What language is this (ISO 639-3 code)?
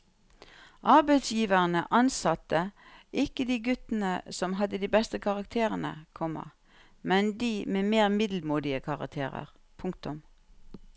nor